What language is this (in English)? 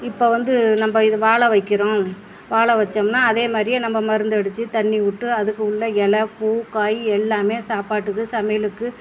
Tamil